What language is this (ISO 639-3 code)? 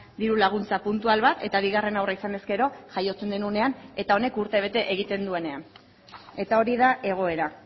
eus